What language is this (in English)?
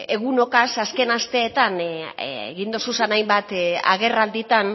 Basque